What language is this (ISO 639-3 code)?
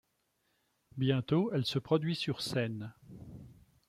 fra